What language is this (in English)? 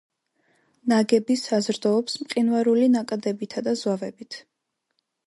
Georgian